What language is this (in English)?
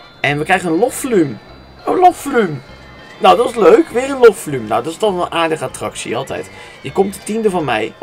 Dutch